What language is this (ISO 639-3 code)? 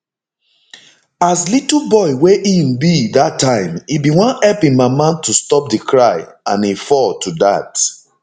pcm